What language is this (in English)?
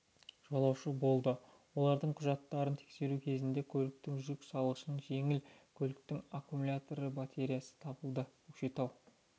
Kazakh